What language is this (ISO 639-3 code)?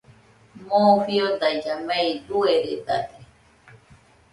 hux